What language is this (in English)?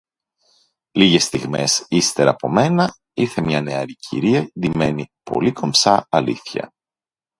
Greek